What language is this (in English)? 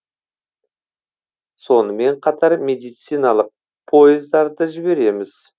Kazakh